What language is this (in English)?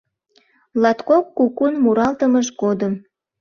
Mari